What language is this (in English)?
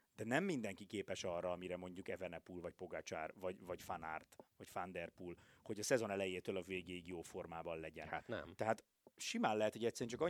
Hungarian